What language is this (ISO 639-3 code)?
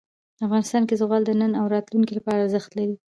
pus